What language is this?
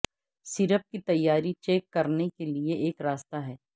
Urdu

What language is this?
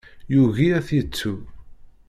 Kabyle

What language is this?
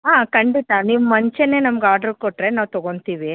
Kannada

